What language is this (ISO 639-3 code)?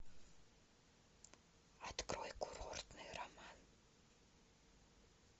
rus